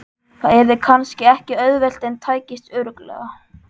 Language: Icelandic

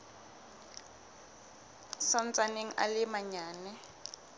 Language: Southern Sotho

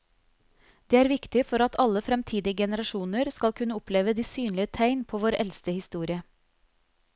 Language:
Norwegian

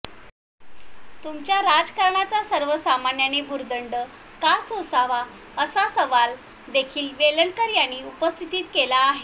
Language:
Marathi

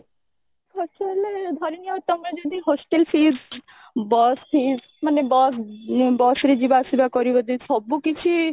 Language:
Odia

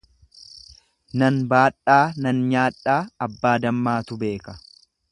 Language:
Oromo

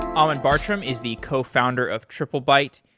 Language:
English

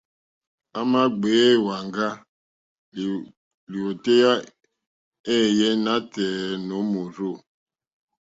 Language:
Mokpwe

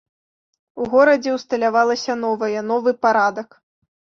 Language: Belarusian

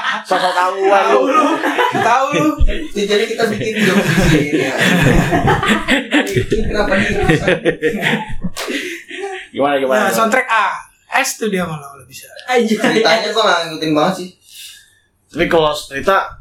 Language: Indonesian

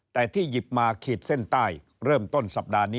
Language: Thai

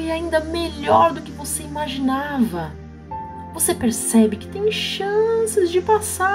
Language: Portuguese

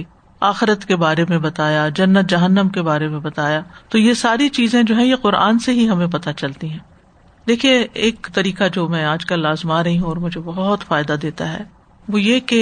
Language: Urdu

